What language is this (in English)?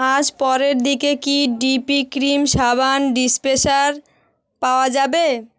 Bangla